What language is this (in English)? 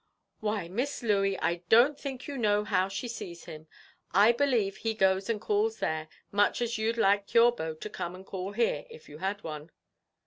English